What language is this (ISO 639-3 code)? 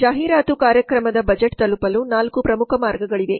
kan